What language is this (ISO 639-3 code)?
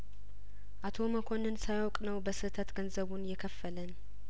amh